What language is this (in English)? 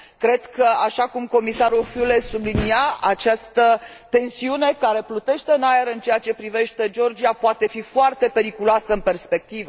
Romanian